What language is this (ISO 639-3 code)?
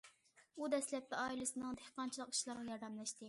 uig